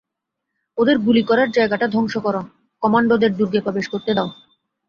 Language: Bangla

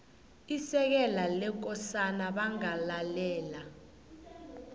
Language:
South Ndebele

